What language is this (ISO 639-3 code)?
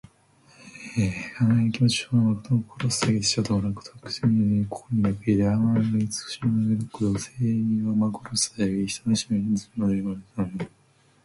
jpn